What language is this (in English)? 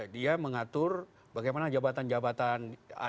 Indonesian